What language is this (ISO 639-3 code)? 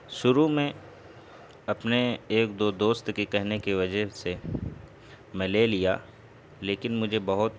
urd